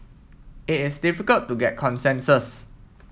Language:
English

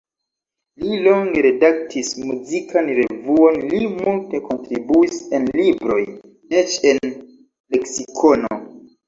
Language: Esperanto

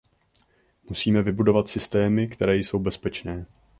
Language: Czech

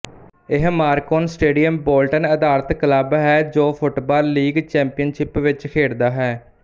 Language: Punjabi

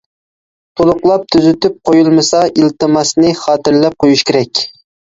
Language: Uyghur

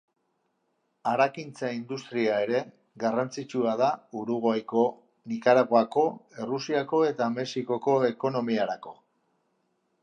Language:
Basque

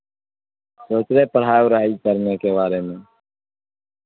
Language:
Urdu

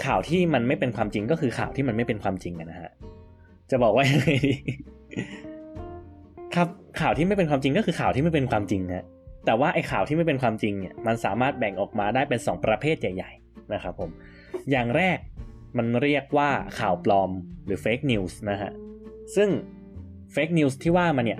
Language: Thai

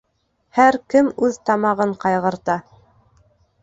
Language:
Bashkir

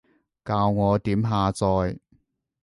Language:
Cantonese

